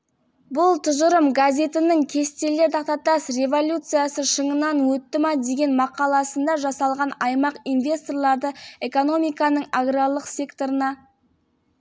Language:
Kazakh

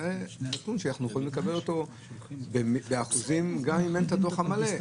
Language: Hebrew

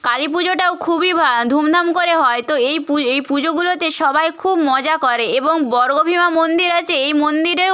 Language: Bangla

